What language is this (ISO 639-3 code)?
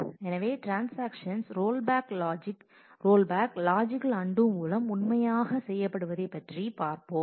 tam